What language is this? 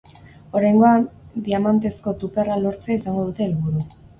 Basque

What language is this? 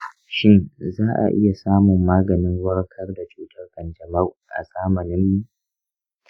Hausa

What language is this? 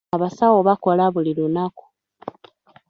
Ganda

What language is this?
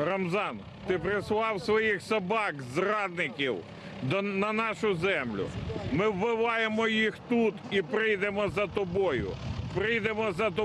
Russian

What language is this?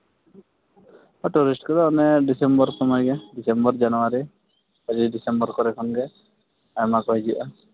Santali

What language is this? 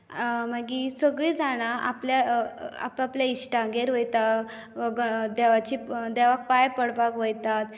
Konkani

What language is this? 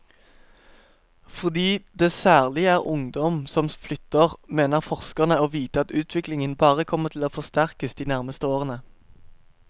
Norwegian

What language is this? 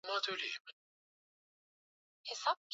Swahili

